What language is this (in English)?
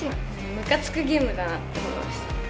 Japanese